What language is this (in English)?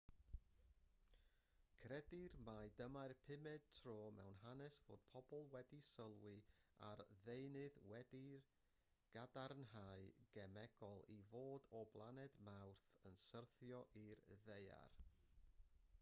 Welsh